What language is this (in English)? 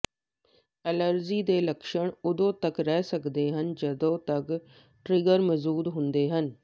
Punjabi